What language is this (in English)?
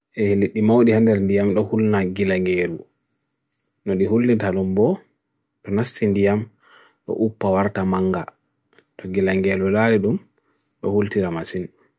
Bagirmi Fulfulde